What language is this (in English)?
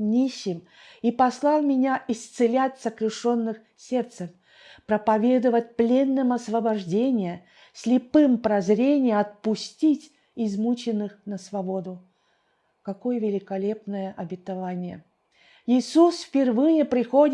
Russian